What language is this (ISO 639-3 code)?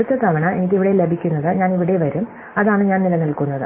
mal